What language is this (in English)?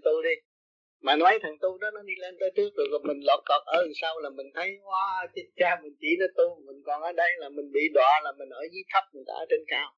Vietnamese